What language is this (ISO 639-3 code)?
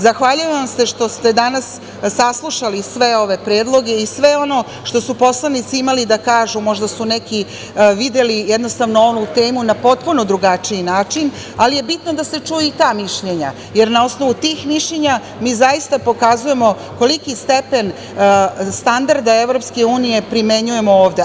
srp